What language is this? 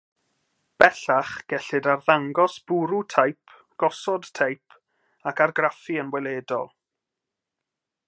Welsh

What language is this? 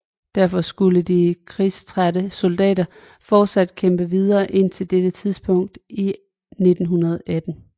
Danish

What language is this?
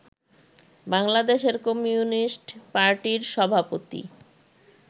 Bangla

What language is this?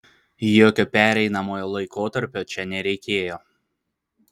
Lithuanian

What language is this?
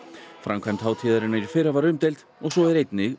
Icelandic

